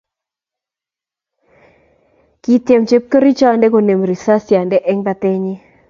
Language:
Kalenjin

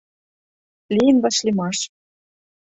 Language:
Mari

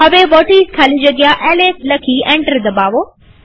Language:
Gujarati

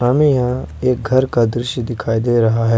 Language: Hindi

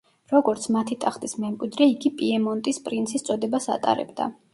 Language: Georgian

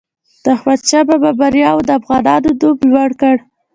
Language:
Pashto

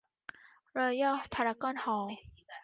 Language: Thai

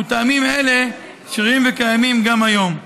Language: Hebrew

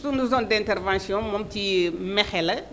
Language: Wolof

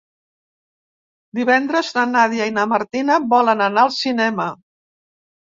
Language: Catalan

